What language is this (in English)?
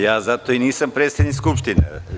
Serbian